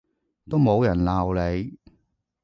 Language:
Cantonese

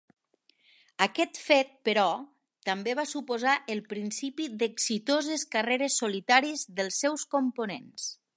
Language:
Catalan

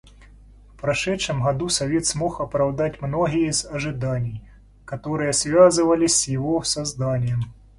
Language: Russian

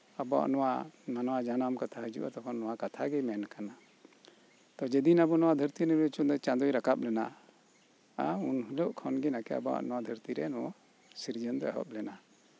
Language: Santali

